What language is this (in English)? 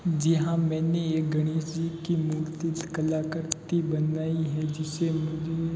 Hindi